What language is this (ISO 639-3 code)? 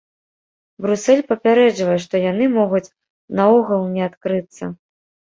bel